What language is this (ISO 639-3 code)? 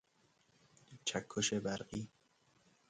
fas